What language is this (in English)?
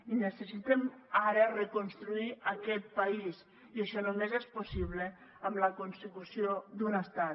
Catalan